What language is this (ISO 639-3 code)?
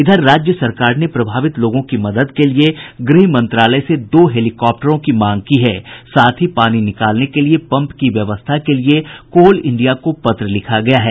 hin